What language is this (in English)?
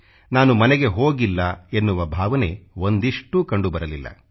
Kannada